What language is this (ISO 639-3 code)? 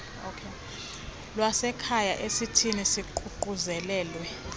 xho